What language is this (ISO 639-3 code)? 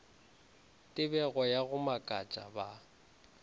nso